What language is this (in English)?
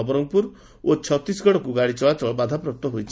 Odia